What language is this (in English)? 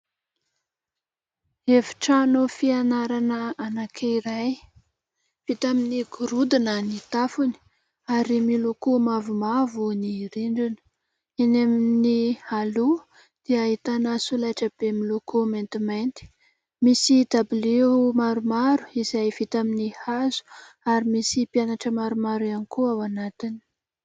Malagasy